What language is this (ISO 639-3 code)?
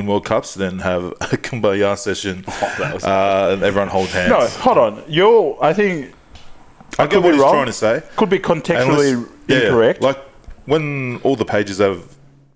eng